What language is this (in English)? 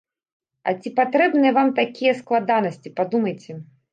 Belarusian